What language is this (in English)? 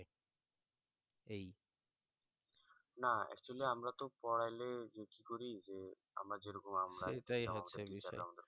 Bangla